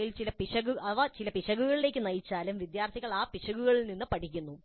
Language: Malayalam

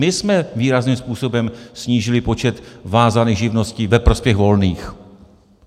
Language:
Czech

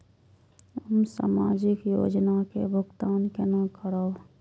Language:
Maithili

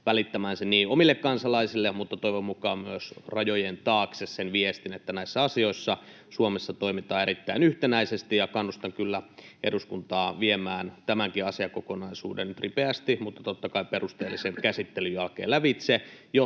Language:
Finnish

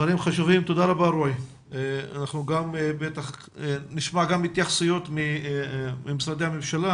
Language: Hebrew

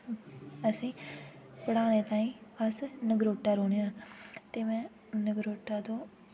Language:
Dogri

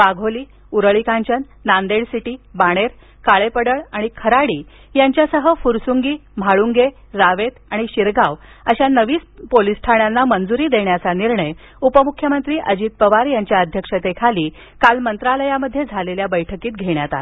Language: Marathi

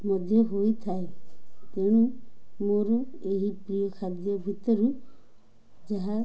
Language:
Odia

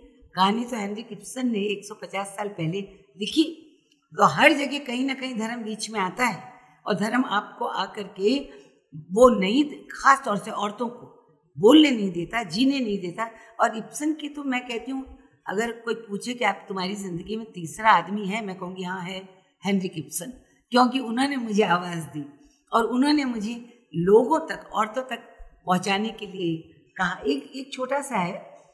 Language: Hindi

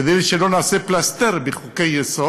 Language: Hebrew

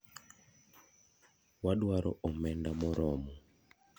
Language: Luo (Kenya and Tanzania)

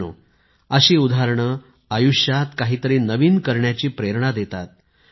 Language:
Marathi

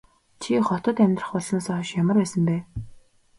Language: Mongolian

